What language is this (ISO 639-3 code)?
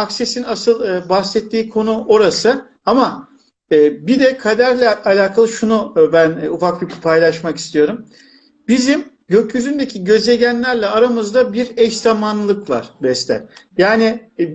tur